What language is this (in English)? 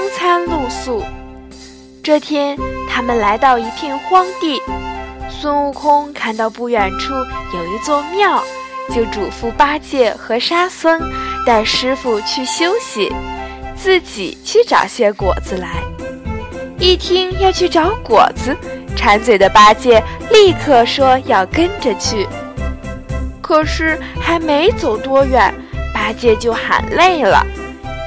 Chinese